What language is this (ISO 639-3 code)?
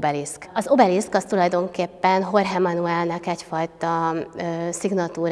hun